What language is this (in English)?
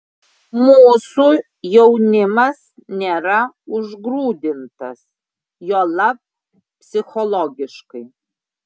Lithuanian